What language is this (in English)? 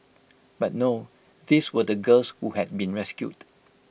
English